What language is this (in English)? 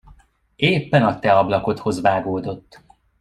Hungarian